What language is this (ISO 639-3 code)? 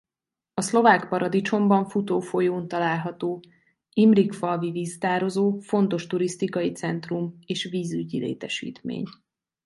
hun